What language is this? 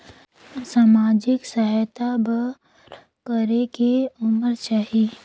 Chhattisgarhi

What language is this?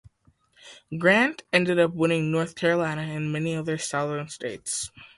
English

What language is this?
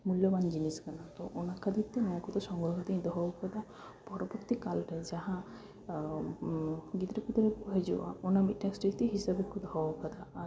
Santali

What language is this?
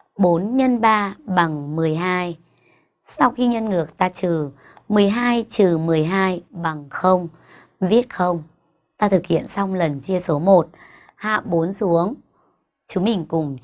Vietnamese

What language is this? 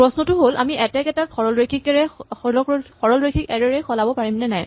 Assamese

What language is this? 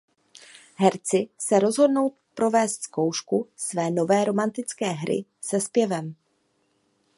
Czech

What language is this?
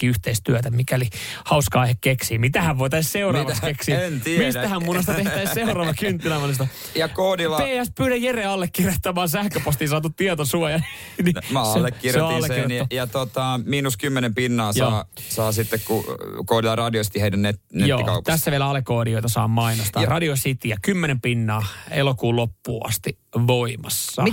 Finnish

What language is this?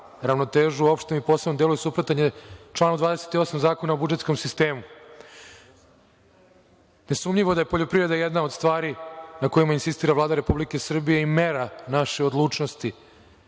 Serbian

